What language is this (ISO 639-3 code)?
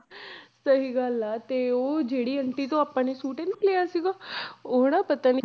pan